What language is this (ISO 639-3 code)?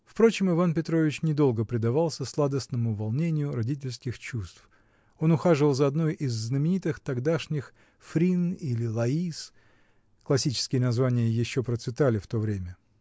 rus